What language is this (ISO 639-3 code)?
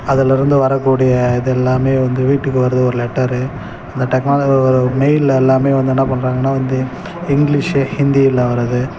tam